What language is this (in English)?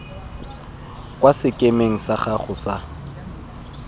Tswana